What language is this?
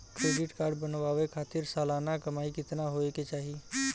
Bhojpuri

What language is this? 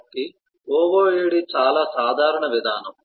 Telugu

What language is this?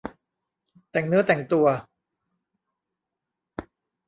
Thai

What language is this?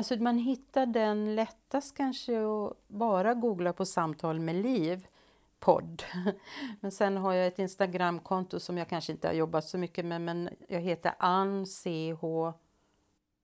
Swedish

